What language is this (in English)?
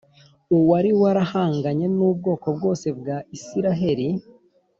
Kinyarwanda